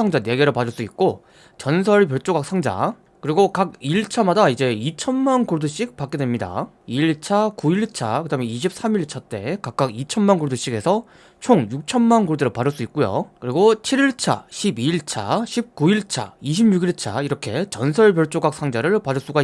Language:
Korean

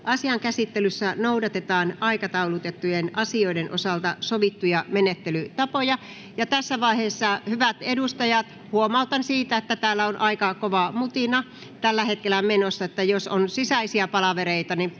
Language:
Finnish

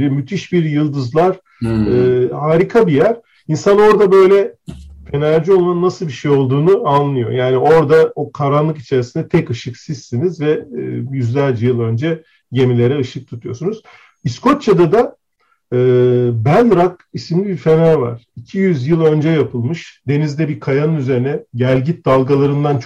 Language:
Turkish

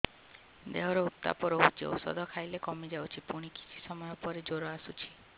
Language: Odia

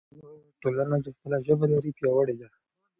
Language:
Pashto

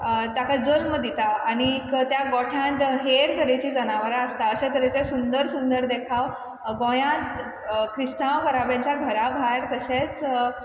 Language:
Konkani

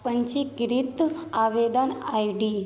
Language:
Maithili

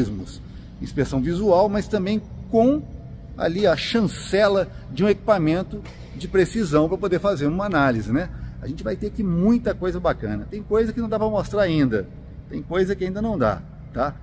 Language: Portuguese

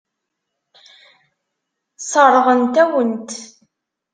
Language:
Kabyle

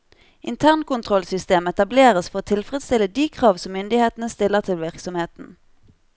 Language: Norwegian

